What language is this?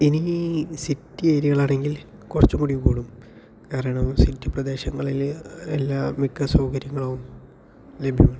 Malayalam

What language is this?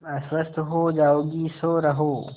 Hindi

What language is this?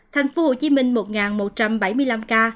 Vietnamese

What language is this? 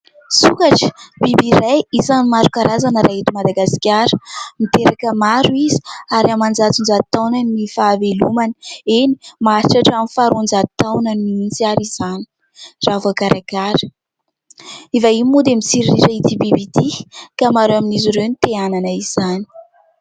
Malagasy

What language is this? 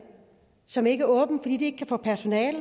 Danish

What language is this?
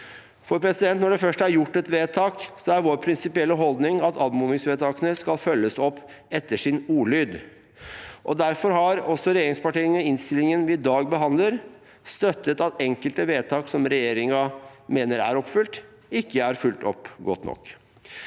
Norwegian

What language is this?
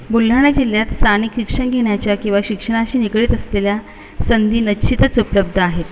Marathi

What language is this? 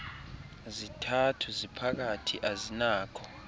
Xhosa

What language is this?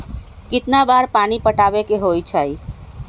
Magahi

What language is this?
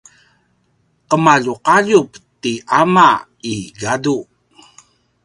Paiwan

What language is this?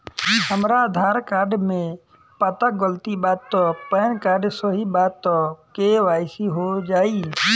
Bhojpuri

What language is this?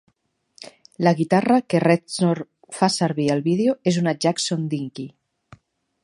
Catalan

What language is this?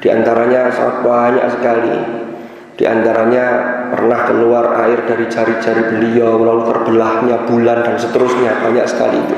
Indonesian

